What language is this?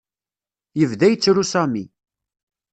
Kabyle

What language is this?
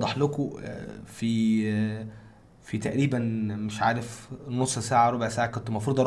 Arabic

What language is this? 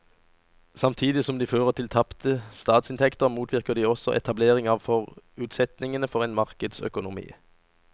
Norwegian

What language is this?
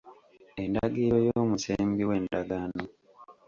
Ganda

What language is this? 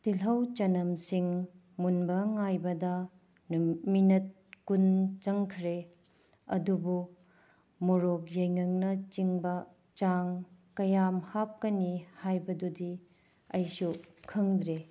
Manipuri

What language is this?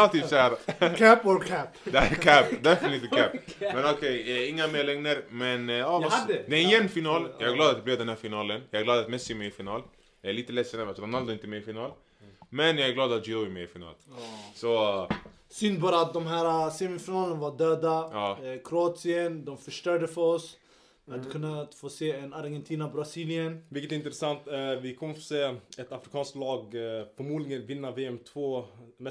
Swedish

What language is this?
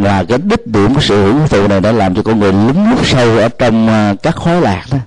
Vietnamese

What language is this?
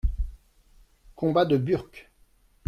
French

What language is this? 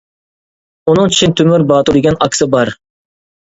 Uyghur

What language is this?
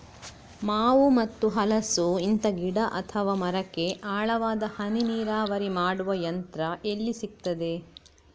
Kannada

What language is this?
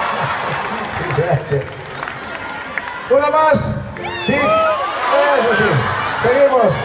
Spanish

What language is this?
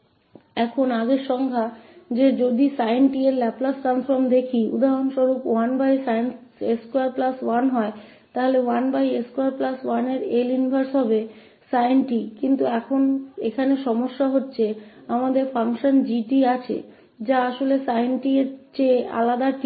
Hindi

